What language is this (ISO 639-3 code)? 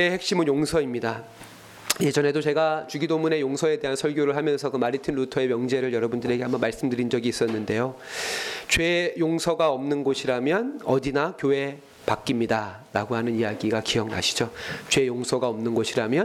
kor